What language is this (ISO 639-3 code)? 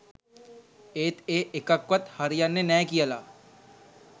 sin